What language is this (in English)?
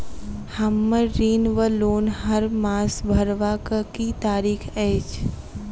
Maithili